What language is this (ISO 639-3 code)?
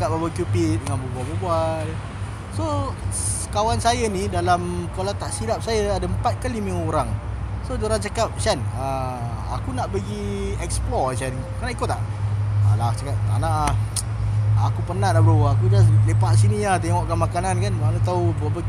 msa